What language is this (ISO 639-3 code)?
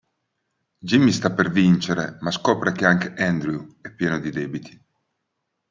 ita